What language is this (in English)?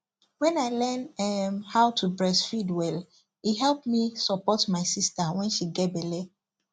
Nigerian Pidgin